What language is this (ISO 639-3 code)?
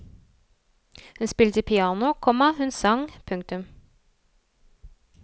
nor